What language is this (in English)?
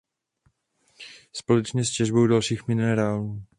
Czech